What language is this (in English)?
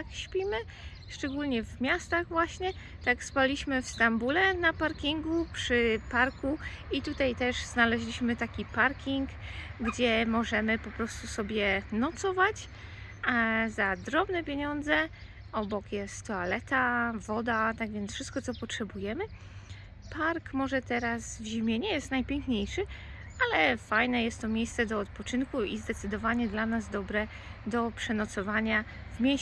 Polish